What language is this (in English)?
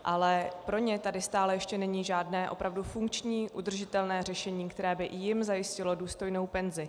Czech